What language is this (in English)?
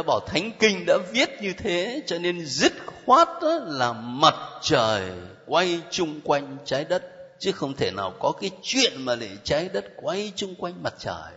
Vietnamese